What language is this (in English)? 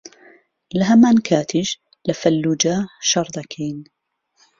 Central Kurdish